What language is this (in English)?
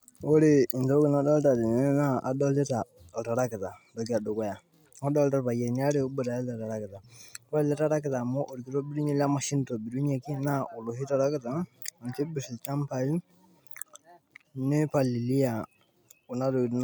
Masai